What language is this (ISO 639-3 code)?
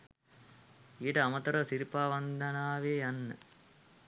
sin